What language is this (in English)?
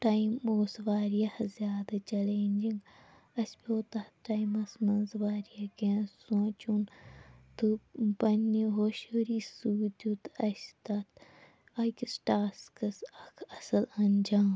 Kashmiri